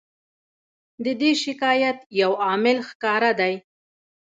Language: Pashto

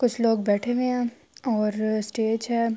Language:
Urdu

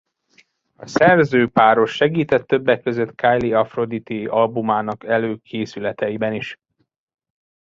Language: Hungarian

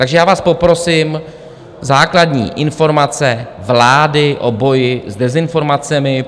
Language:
Czech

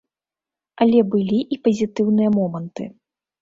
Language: Belarusian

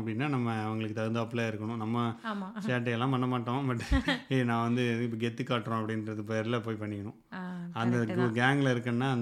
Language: Tamil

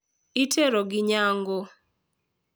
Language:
Luo (Kenya and Tanzania)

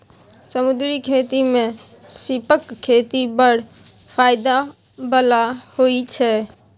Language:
Maithili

